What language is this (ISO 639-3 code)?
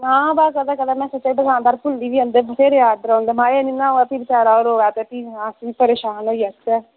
doi